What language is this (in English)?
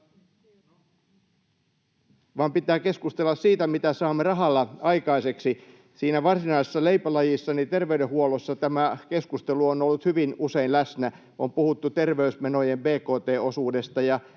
Finnish